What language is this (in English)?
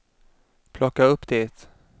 Swedish